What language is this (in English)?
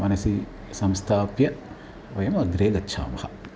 Sanskrit